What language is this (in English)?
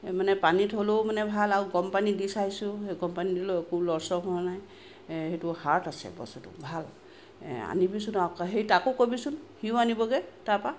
Assamese